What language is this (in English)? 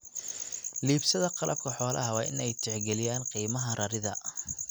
Somali